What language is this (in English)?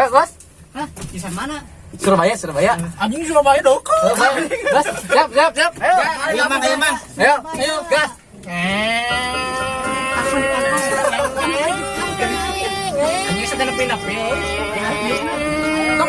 Indonesian